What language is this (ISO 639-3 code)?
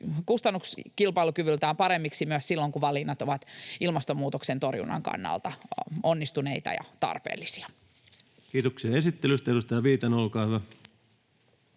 fin